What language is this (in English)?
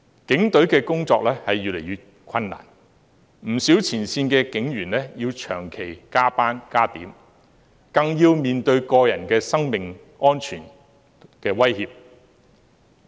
Cantonese